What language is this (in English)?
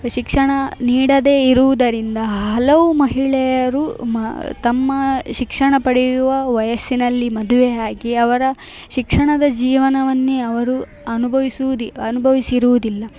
Kannada